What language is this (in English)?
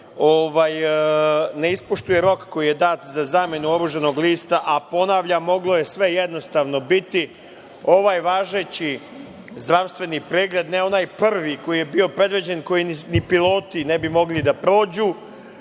Serbian